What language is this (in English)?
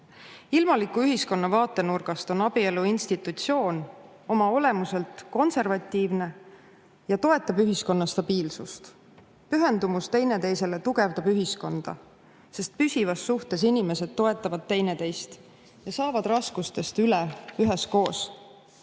Estonian